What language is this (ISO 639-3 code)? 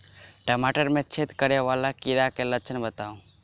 mai